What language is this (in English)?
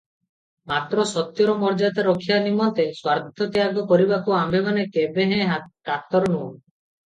Odia